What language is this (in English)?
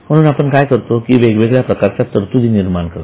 Marathi